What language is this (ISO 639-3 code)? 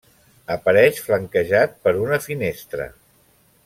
cat